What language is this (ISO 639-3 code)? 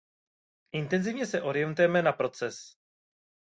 ces